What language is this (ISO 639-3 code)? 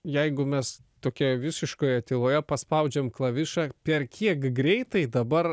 lit